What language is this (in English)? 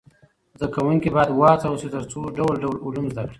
Pashto